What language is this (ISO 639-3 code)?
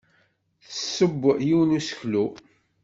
kab